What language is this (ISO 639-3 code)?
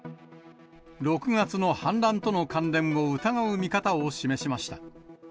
jpn